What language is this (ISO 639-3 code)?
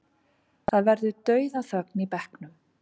isl